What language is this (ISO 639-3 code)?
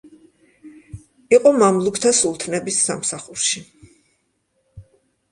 kat